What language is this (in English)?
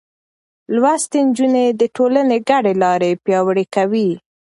Pashto